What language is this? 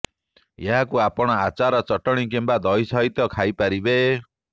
Odia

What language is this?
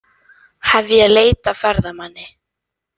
Icelandic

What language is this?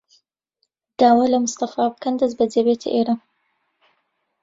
Central Kurdish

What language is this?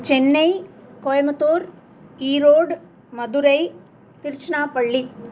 Sanskrit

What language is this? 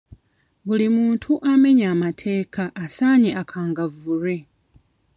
Ganda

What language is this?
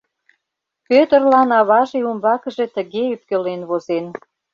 Mari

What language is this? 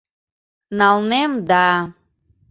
Mari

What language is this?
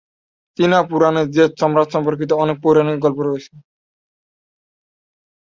Bangla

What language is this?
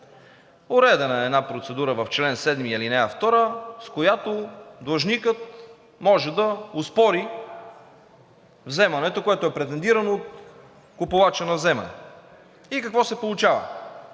Bulgarian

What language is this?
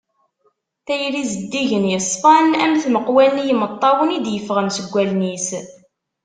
Kabyle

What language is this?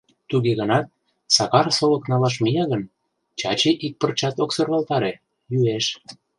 Mari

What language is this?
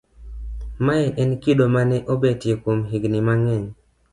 Luo (Kenya and Tanzania)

